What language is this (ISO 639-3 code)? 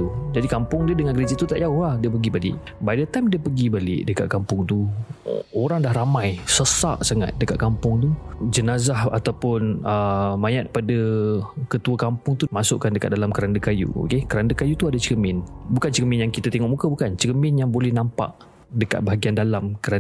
msa